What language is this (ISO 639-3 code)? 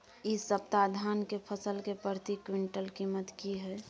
mai